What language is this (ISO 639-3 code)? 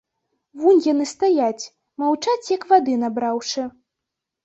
bel